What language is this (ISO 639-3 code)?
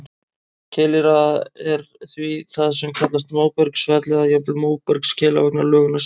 isl